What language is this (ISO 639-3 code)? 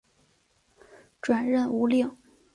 zho